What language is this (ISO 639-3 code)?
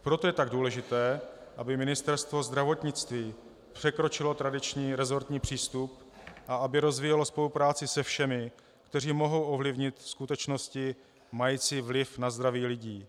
ces